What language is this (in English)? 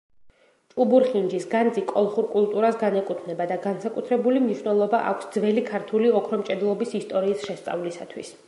Georgian